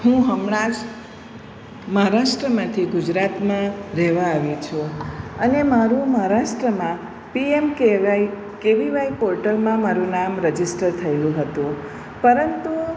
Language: Gujarati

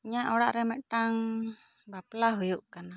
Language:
Santali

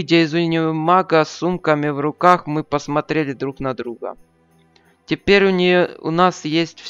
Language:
Russian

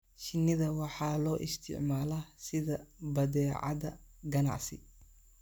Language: Somali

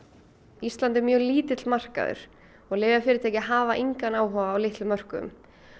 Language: Icelandic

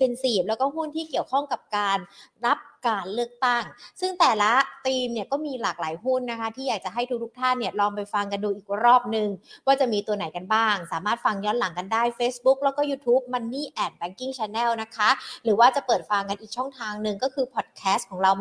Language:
Thai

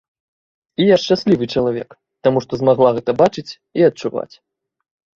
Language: Belarusian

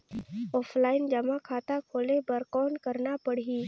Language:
Chhattisgarhi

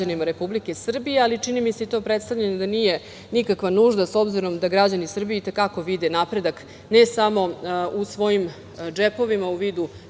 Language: Serbian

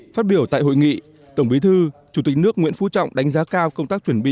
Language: Vietnamese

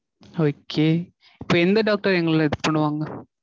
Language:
Tamil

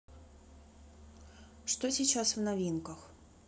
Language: Russian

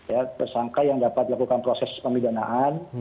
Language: Indonesian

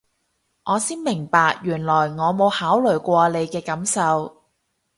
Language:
Cantonese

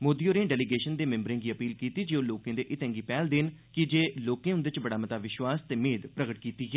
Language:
Dogri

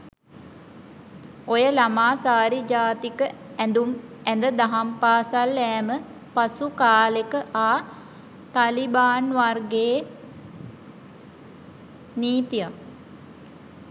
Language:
Sinhala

